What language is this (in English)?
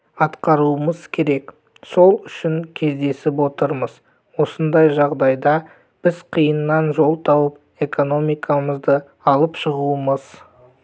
Kazakh